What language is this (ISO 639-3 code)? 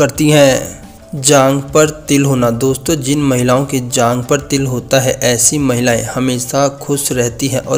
hin